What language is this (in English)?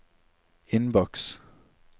Norwegian